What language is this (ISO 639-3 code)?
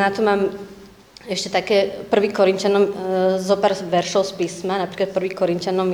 slk